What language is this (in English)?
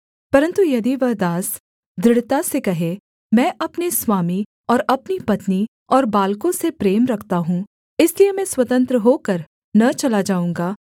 Hindi